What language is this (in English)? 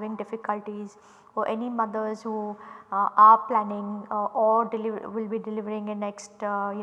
English